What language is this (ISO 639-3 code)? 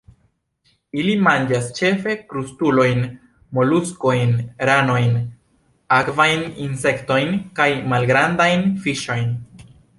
epo